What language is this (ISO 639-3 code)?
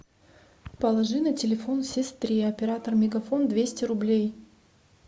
rus